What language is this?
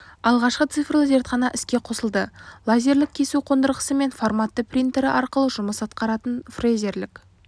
Kazakh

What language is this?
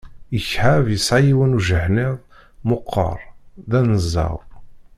Kabyle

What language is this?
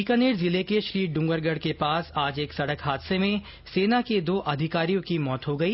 Hindi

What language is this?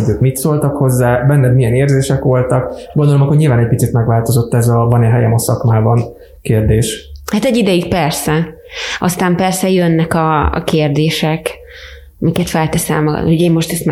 Hungarian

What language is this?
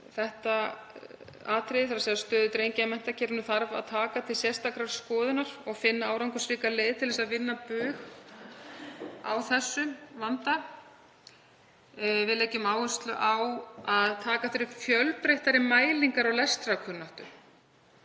Icelandic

